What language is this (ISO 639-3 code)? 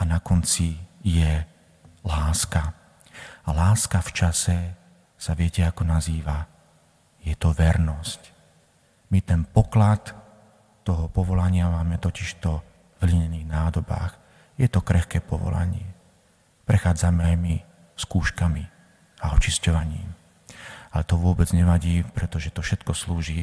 slk